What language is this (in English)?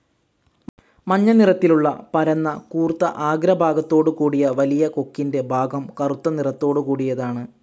Malayalam